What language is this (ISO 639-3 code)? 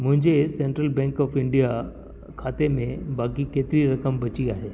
snd